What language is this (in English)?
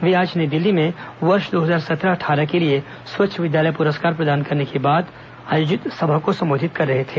Hindi